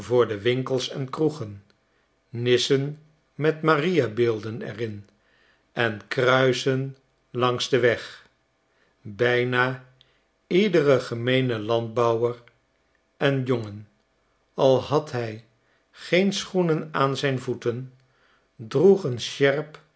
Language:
Dutch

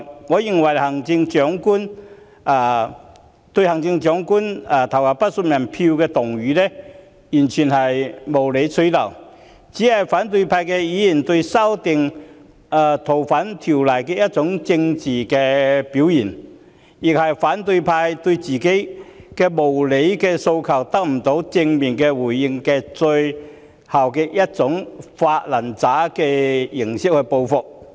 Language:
Cantonese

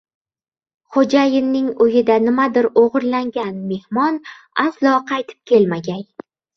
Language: Uzbek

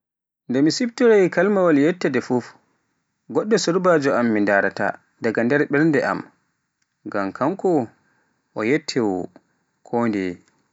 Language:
Pular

